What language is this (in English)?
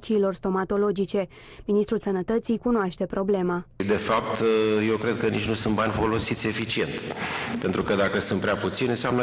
Romanian